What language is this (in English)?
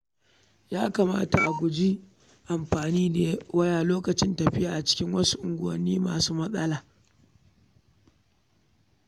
Hausa